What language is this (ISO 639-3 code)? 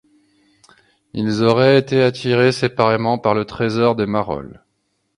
fra